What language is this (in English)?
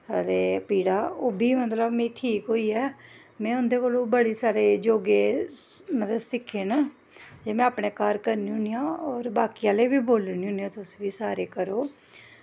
Dogri